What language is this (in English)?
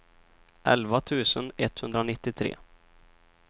Swedish